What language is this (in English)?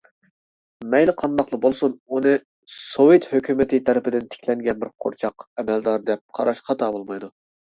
Uyghur